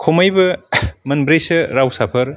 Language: Bodo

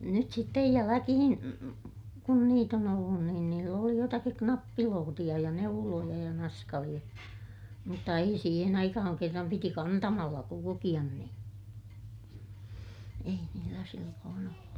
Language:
Finnish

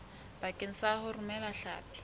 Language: Southern Sotho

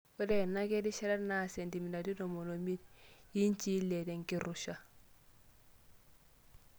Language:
Masai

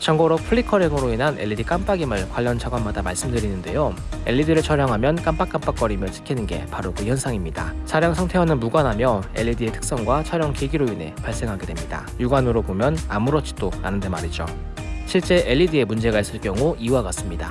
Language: Korean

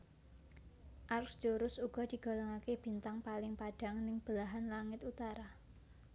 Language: Javanese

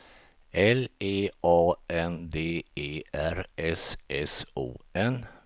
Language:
Swedish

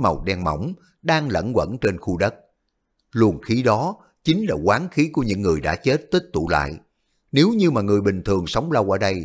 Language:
Vietnamese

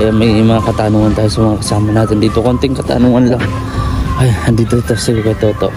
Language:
Filipino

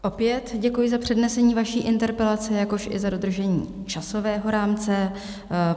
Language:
Czech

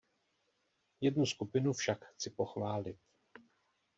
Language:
Czech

